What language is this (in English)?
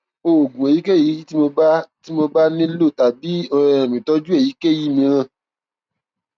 Yoruba